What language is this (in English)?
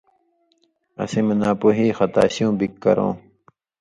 Indus Kohistani